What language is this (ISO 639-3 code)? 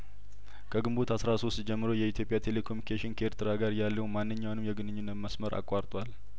amh